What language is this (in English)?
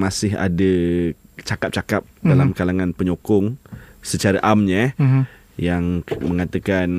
Malay